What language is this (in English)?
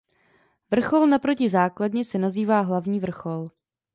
Czech